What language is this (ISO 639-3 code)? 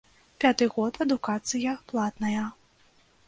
bel